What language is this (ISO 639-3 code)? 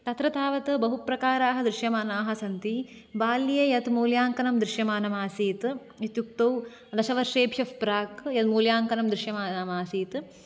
san